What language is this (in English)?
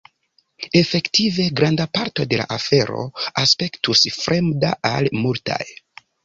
Esperanto